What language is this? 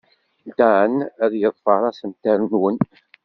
Kabyle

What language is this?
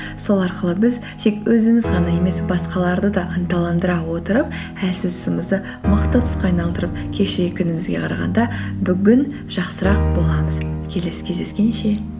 Kazakh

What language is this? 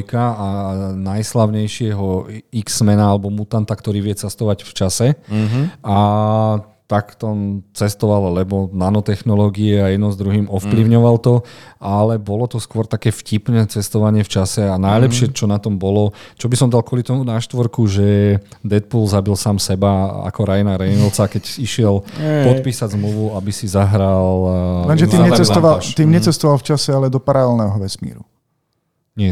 Slovak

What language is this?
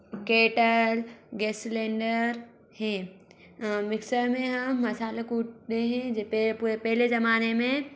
Hindi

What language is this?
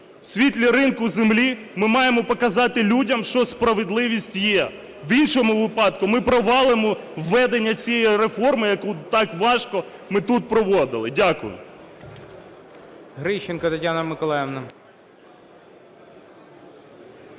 Ukrainian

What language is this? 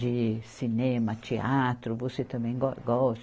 Portuguese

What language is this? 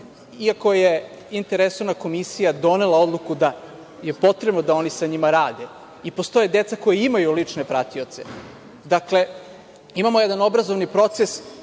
Serbian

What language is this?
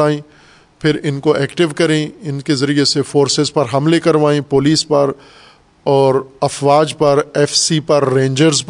Urdu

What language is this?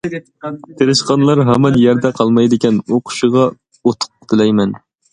Uyghur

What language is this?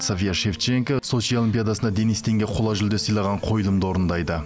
Kazakh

